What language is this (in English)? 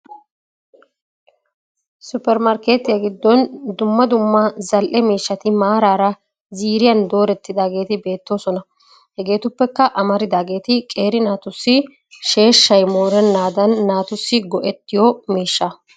Wolaytta